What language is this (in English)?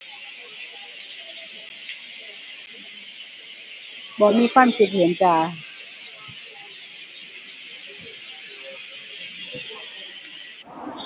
Thai